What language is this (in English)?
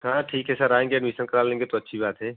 Hindi